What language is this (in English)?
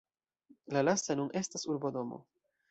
Esperanto